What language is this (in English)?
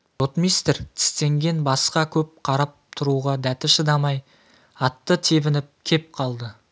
Kazakh